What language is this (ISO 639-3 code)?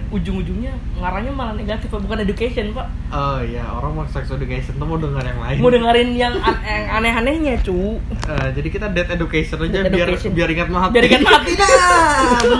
ind